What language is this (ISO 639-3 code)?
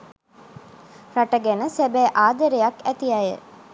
sin